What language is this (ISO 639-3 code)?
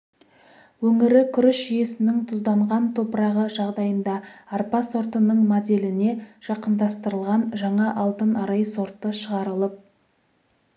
kaz